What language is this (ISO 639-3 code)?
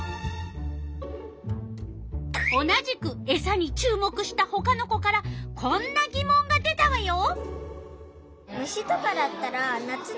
jpn